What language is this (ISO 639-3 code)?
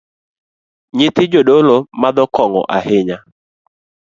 luo